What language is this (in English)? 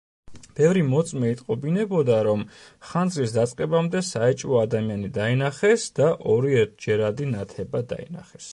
Georgian